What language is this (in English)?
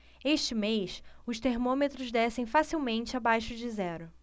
Portuguese